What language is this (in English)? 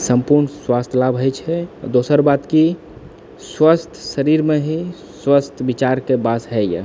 Maithili